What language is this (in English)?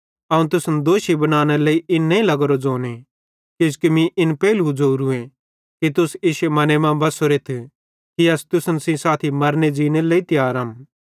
Bhadrawahi